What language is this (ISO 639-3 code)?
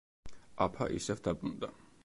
kat